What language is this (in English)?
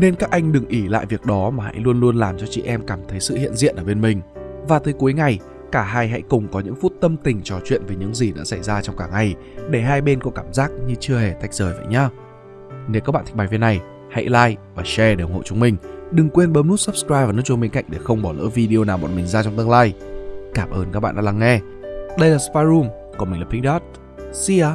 Vietnamese